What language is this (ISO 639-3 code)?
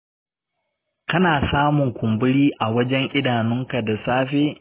hau